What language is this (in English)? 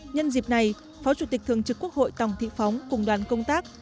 Vietnamese